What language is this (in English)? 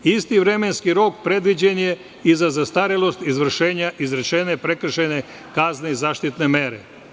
Serbian